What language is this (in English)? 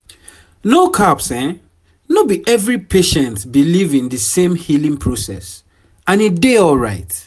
Nigerian Pidgin